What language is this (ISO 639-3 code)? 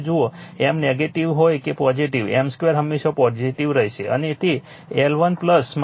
guj